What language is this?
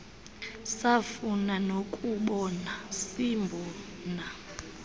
Xhosa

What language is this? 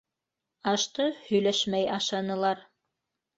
Bashkir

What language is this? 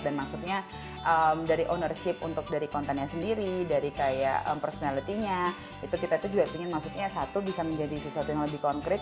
Indonesian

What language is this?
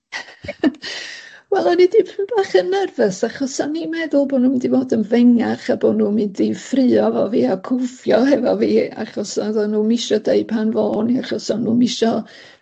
Welsh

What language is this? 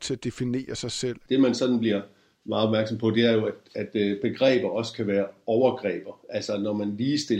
Danish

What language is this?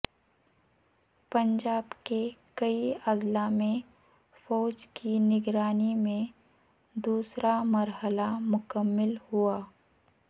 Urdu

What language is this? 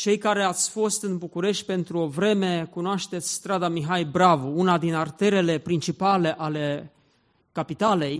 Romanian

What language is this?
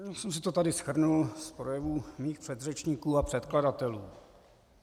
Czech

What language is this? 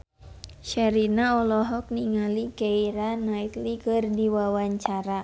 Sundanese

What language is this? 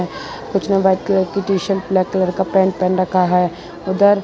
Hindi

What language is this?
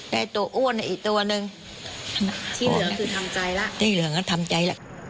Thai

